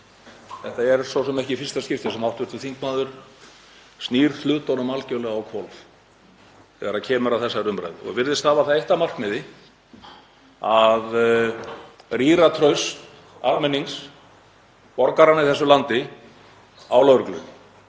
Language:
Icelandic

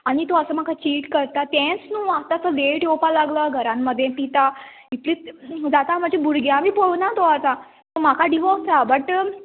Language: Konkani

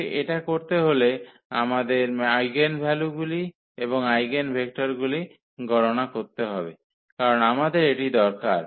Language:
Bangla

